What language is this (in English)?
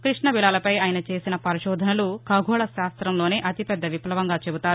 Telugu